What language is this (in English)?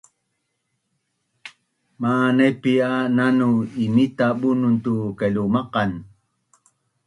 Bunun